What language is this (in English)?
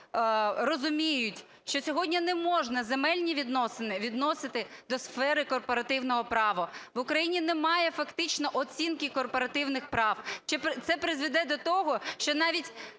Ukrainian